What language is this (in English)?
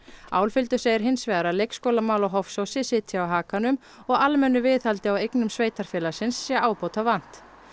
Icelandic